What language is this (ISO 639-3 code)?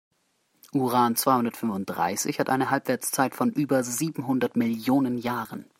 deu